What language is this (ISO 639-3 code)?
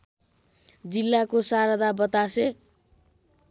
nep